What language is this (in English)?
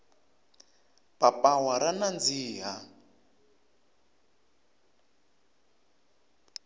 Tsonga